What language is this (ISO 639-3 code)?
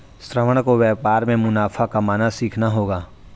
hin